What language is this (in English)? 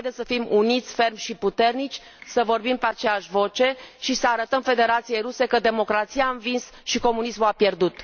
Romanian